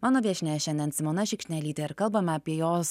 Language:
Lithuanian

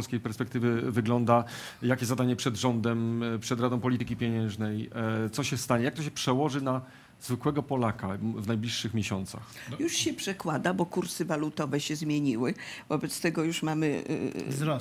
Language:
Polish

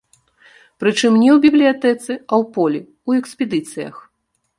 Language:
Belarusian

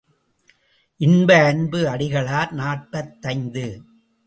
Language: Tamil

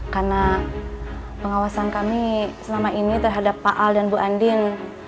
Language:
Indonesian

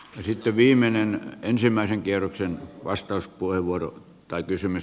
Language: Finnish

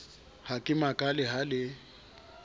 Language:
Southern Sotho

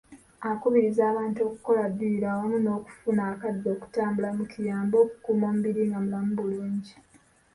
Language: Ganda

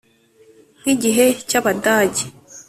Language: Kinyarwanda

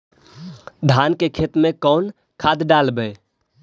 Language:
Magahi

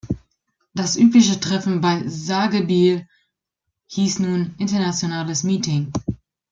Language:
German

